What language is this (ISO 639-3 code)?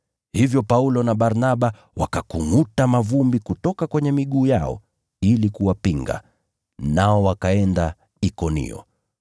swa